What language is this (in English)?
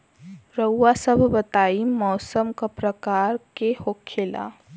Bhojpuri